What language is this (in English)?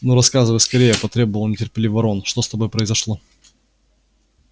Russian